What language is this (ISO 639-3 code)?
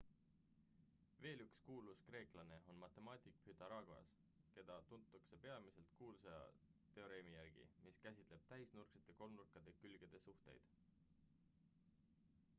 est